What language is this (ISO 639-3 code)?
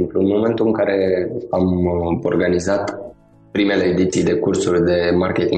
ron